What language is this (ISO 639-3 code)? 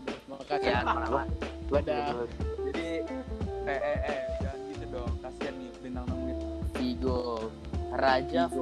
ind